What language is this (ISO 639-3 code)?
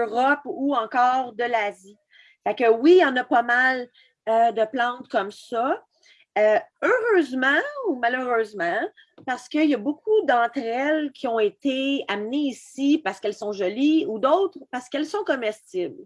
fra